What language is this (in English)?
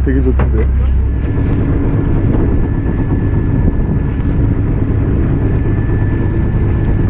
Korean